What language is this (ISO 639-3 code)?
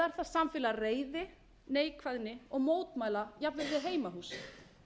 isl